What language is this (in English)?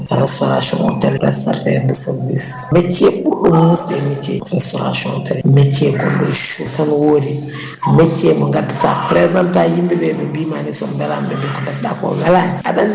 Fula